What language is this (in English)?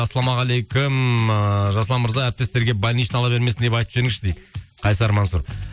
Kazakh